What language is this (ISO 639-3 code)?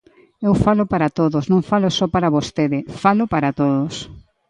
glg